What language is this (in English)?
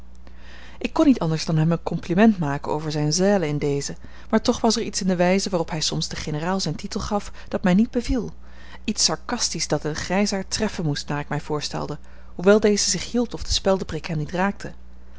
Dutch